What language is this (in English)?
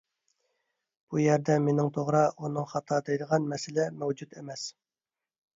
Uyghur